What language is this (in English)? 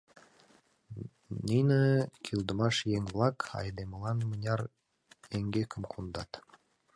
Mari